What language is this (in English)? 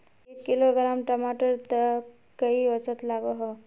Magahi